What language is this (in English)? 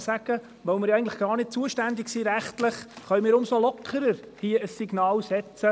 Swiss German